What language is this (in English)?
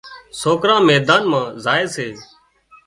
Wadiyara Koli